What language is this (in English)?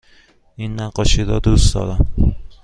Persian